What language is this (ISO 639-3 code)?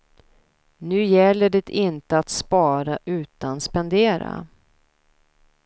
swe